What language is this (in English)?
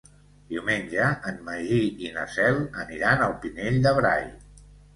Catalan